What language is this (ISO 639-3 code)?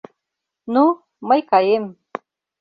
chm